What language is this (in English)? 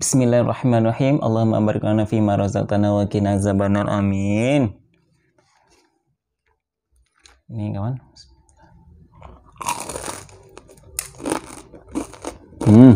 Indonesian